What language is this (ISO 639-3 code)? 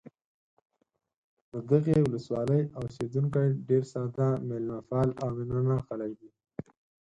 pus